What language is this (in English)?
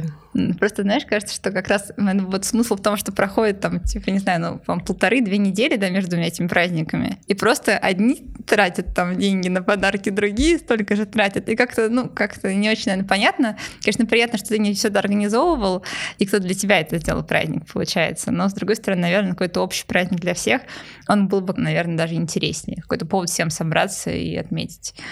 Russian